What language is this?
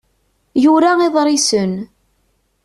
Kabyle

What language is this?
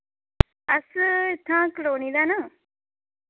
Dogri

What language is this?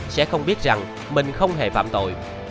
Vietnamese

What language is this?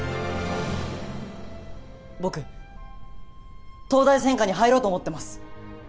Japanese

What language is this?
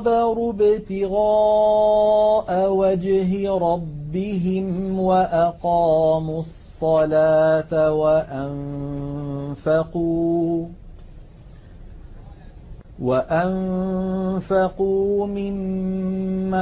Arabic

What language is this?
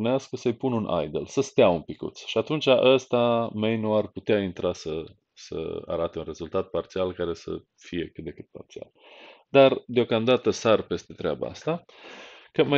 Romanian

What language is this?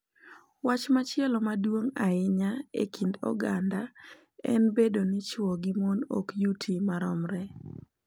Luo (Kenya and Tanzania)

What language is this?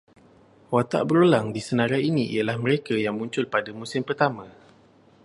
Malay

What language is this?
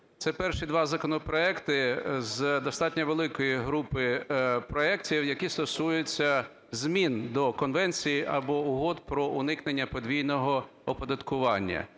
Ukrainian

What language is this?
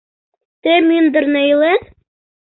Mari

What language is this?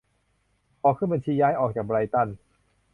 Thai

